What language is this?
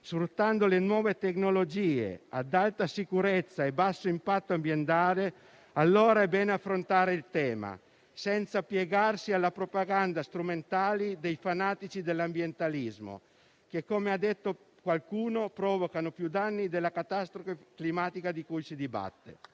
Italian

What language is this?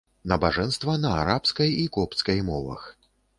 Belarusian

